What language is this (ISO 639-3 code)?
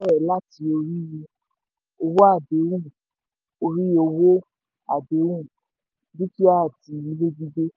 yor